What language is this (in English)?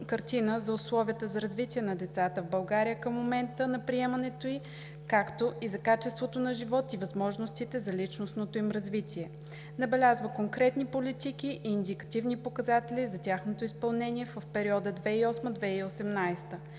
Bulgarian